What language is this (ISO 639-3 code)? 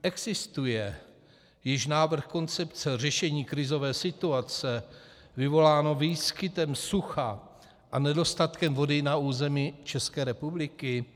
ces